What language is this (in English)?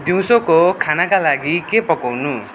Nepali